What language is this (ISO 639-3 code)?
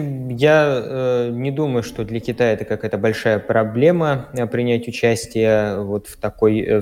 rus